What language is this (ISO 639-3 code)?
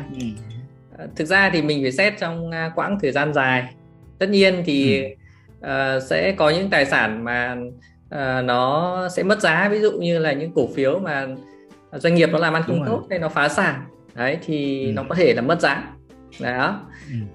vie